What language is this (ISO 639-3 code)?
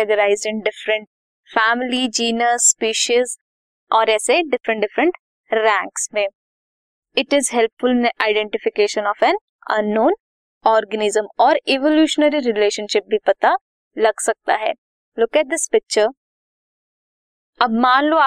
hin